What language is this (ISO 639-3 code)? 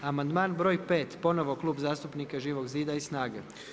hrv